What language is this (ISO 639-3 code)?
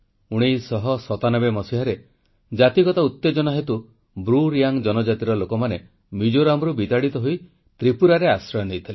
ori